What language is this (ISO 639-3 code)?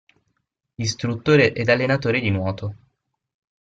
ita